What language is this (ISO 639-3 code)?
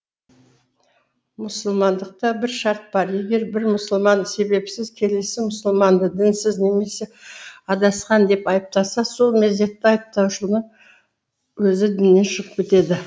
kaz